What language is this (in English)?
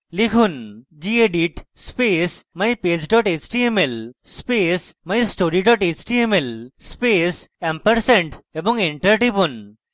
Bangla